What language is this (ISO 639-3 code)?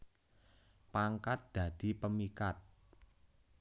jav